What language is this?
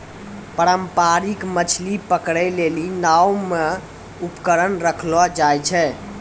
Maithili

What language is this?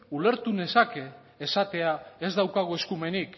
Basque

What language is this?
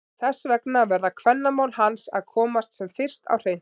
Icelandic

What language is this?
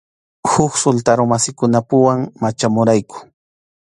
Arequipa-La Unión Quechua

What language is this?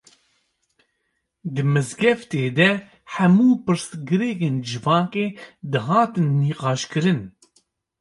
Kurdish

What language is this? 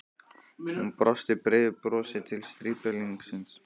Icelandic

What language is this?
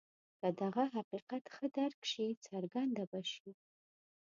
Pashto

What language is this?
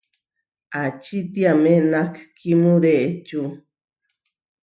Huarijio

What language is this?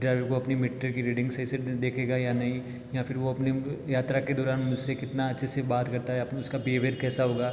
Hindi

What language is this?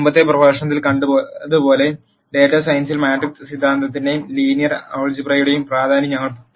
Malayalam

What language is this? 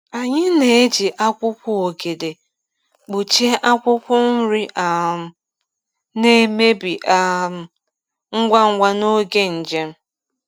Igbo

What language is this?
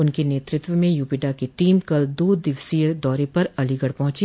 Hindi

